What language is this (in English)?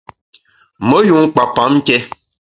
Bamun